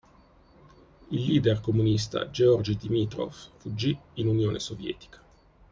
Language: Italian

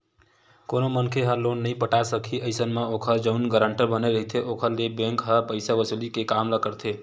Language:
Chhattisgarhi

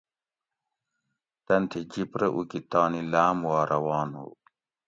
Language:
Gawri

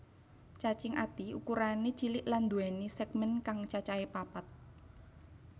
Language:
Javanese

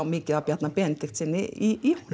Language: Icelandic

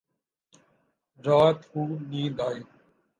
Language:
Urdu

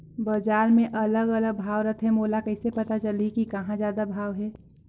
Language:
Chhattisgarhi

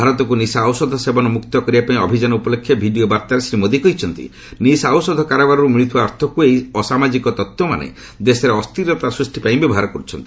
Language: Odia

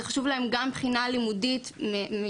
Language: Hebrew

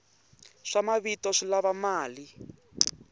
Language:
Tsonga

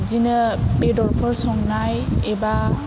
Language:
Bodo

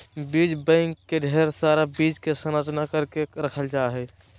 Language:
Magahi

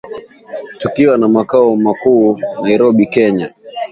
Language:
Swahili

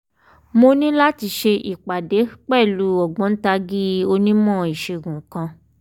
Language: Yoruba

